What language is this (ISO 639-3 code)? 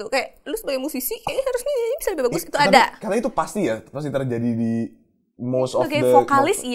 ind